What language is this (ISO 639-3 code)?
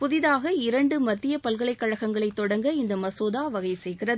tam